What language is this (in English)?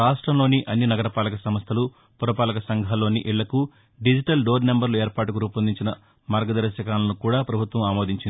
Telugu